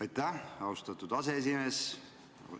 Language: Estonian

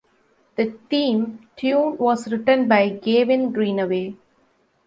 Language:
English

